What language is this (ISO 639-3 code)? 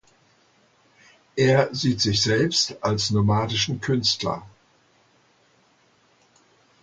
deu